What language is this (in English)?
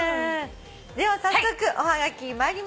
Japanese